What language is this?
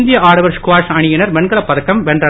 Tamil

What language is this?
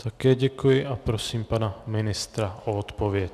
Czech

